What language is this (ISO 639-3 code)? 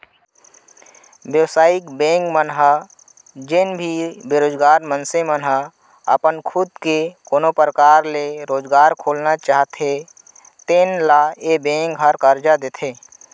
hne